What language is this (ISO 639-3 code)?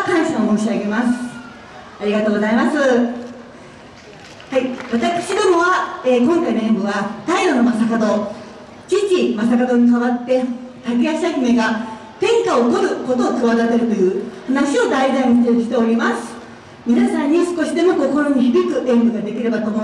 jpn